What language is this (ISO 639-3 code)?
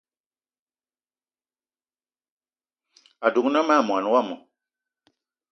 eto